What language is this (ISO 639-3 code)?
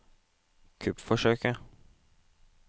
nor